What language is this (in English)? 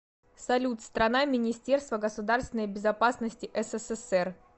Russian